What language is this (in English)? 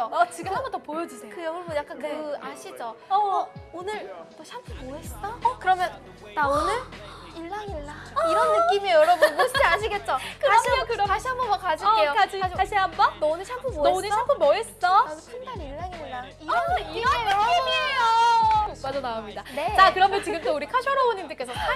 Korean